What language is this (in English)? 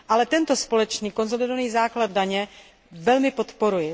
Czech